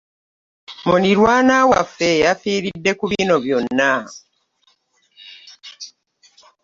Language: Ganda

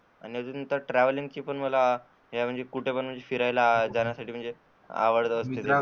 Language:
Marathi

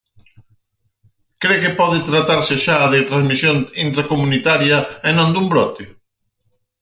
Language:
Galician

